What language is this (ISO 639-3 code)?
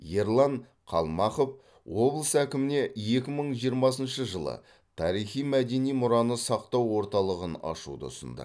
kaz